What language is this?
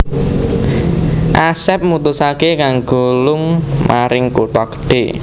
Javanese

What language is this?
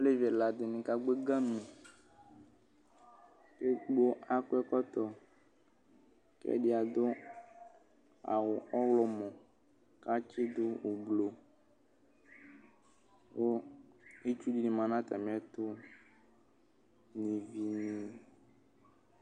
Ikposo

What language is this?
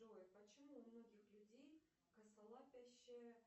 Russian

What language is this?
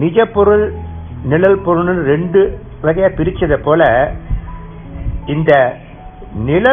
Hindi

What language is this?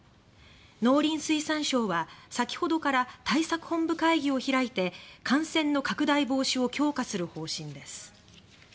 Japanese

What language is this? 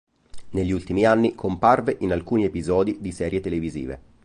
Italian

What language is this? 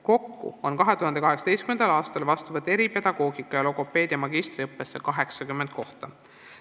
Estonian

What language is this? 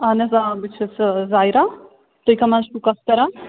Kashmiri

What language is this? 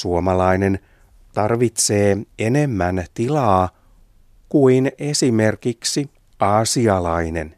Finnish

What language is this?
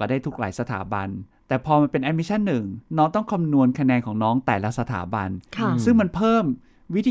Thai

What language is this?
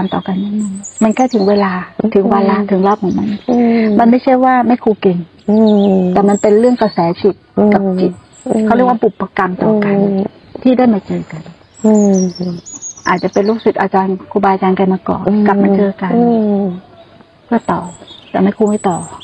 Thai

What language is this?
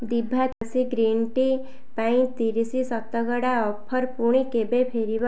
Odia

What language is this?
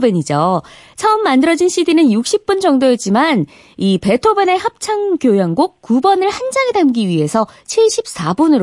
Korean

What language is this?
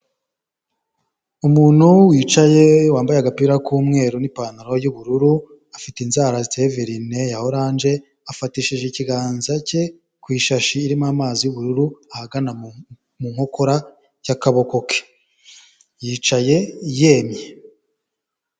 Kinyarwanda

